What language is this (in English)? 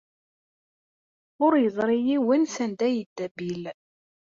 Kabyle